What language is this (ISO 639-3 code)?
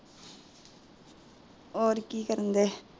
pan